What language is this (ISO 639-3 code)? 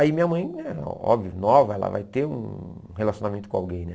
por